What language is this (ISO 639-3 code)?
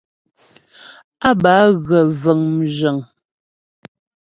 bbj